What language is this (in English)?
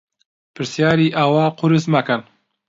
Central Kurdish